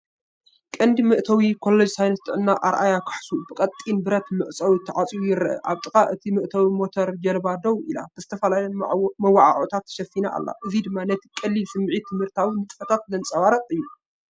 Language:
Tigrinya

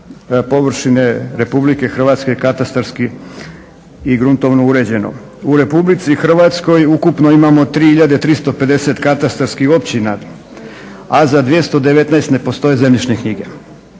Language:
Croatian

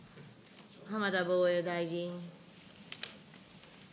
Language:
Japanese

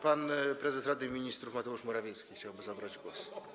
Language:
Polish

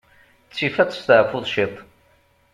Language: Kabyle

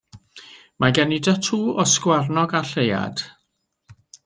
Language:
Welsh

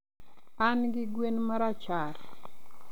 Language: Luo (Kenya and Tanzania)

